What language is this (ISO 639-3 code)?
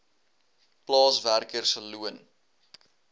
afr